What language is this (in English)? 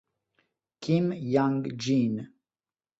Italian